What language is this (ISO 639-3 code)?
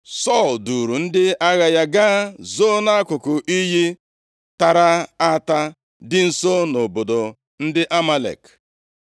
ibo